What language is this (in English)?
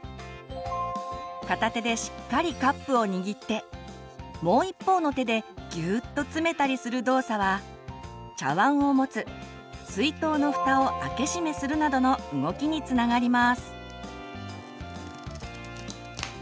Japanese